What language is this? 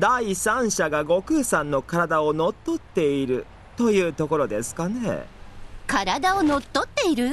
Japanese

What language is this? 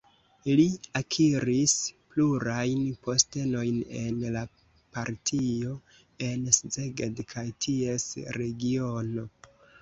Esperanto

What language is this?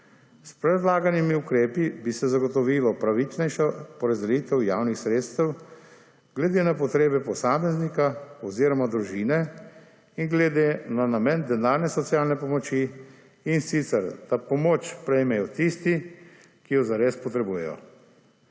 Slovenian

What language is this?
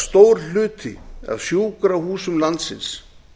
Icelandic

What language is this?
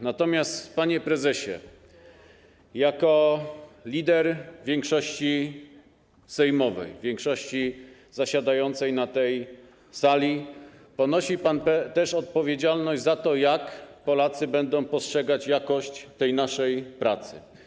Polish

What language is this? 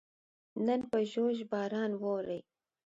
Pashto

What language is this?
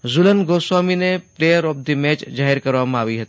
Gujarati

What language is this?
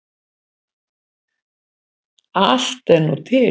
Icelandic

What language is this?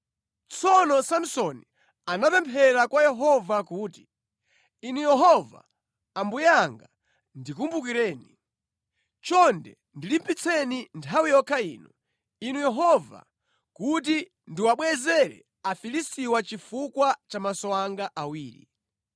Nyanja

